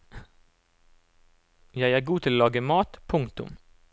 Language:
Norwegian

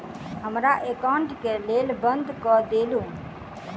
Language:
Maithili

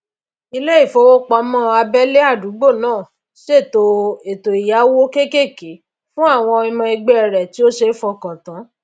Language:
Yoruba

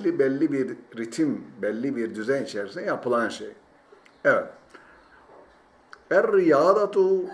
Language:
Turkish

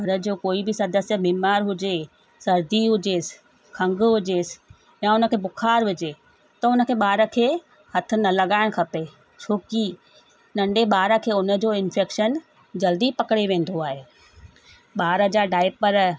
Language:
Sindhi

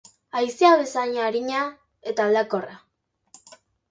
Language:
Basque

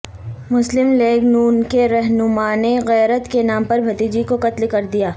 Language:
Urdu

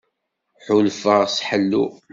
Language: Kabyle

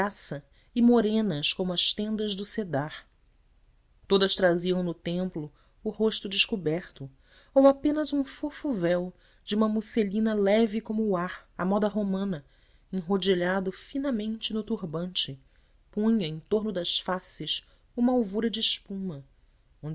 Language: Portuguese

